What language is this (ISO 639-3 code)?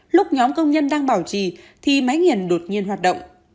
vie